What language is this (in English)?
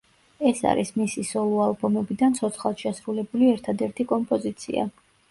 Georgian